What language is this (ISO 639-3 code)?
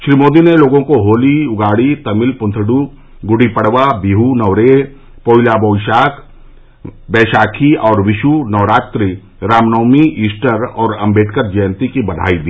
hin